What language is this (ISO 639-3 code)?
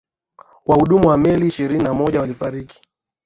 swa